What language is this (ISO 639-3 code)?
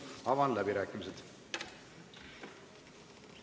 est